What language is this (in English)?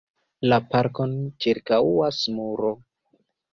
Esperanto